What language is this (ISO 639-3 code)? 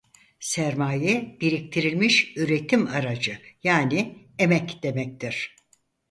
tur